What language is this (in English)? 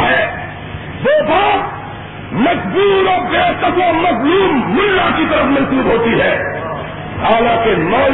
Urdu